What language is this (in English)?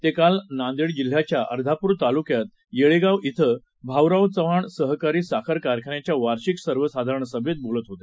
Marathi